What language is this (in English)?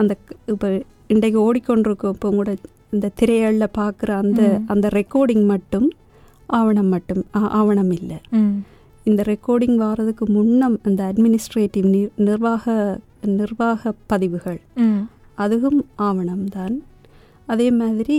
Tamil